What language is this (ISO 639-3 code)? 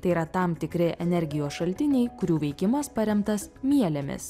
lit